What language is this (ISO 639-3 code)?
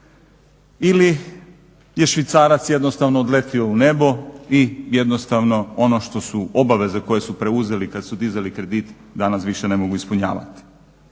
hrv